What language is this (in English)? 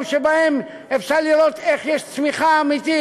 Hebrew